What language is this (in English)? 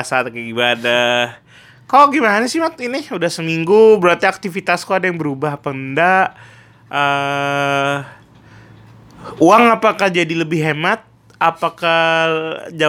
Indonesian